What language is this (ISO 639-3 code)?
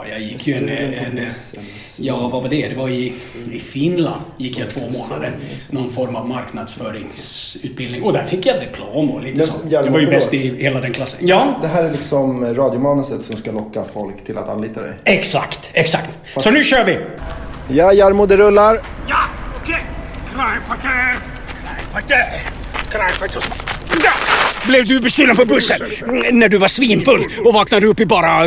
swe